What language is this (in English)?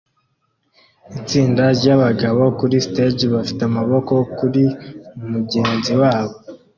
Kinyarwanda